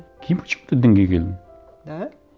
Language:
Kazakh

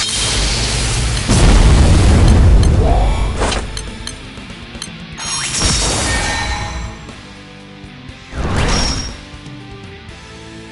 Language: Japanese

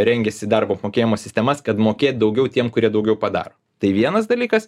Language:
Lithuanian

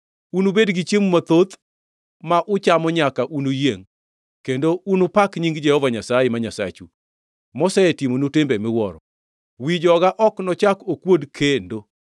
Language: Luo (Kenya and Tanzania)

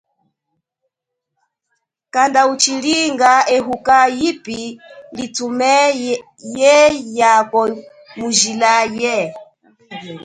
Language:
Chokwe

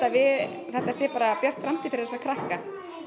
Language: Icelandic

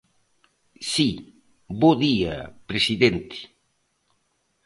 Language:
Galician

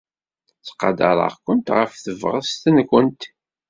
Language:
Kabyle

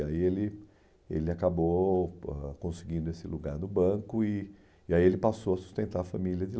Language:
Portuguese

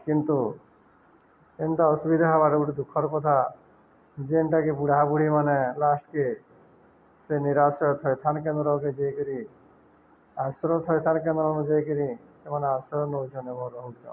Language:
Odia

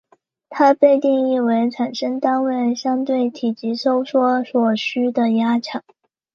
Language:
Chinese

